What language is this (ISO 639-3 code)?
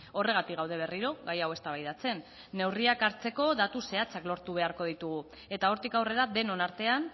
eus